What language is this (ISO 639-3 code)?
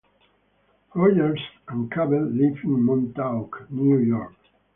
eng